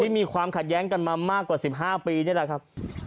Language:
Thai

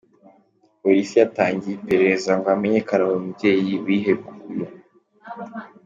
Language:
Kinyarwanda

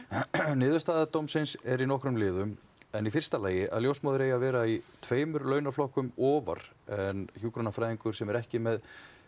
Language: Icelandic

